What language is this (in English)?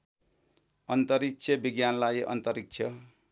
Nepali